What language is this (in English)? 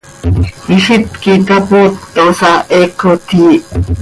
Seri